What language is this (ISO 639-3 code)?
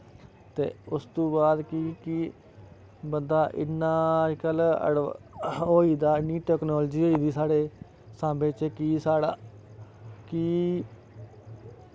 doi